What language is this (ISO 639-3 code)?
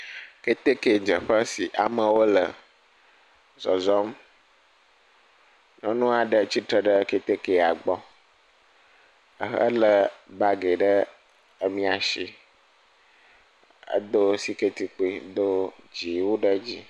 ewe